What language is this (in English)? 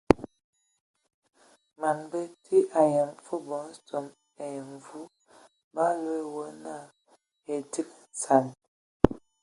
Ewondo